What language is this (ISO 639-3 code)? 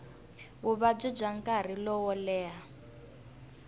tso